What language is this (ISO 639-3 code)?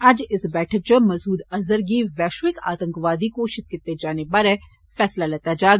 doi